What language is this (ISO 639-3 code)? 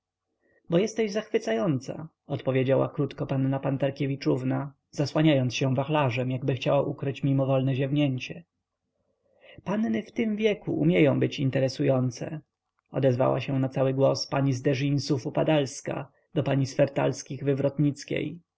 pol